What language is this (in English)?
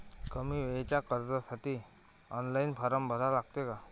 Marathi